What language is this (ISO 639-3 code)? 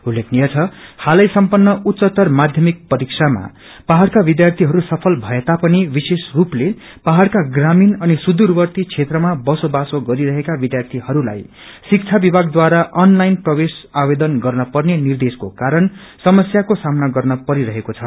nep